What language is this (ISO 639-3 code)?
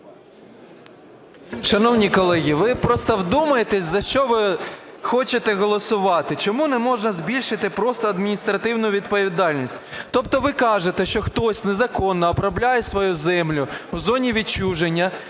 ukr